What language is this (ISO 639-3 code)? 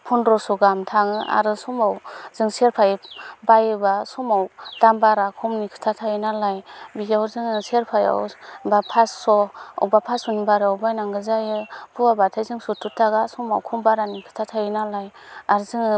brx